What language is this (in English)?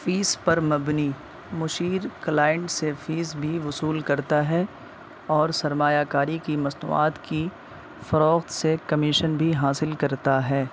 Urdu